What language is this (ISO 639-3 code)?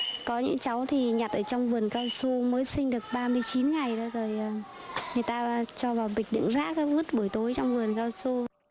vie